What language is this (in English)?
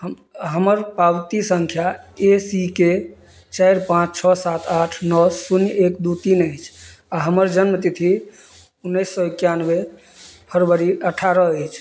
Maithili